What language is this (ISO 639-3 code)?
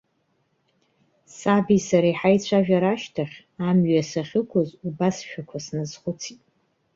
abk